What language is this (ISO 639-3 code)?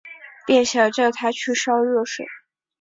zho